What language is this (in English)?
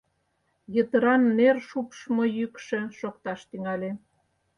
Mari